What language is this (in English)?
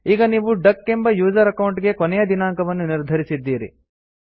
Kannada